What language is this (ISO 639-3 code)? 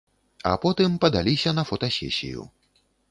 bel